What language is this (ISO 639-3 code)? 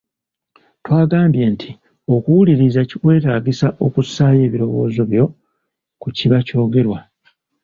lug